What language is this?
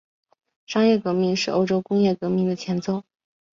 Chinese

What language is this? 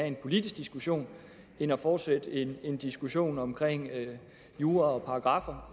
Danish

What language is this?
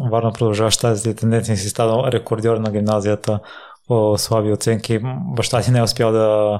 Bulgarian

